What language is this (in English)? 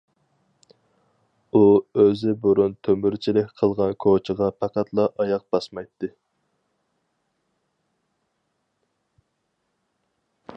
Uyghur